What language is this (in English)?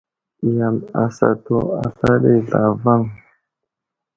Wuzlam